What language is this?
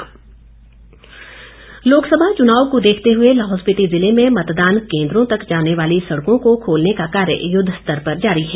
Hindi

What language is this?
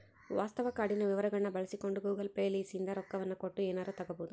Kannada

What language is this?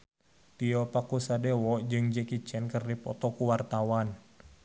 Sundanese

